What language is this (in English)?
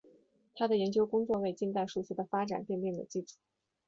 Chinese